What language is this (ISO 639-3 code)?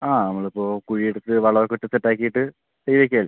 mal